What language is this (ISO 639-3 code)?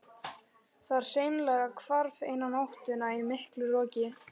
isl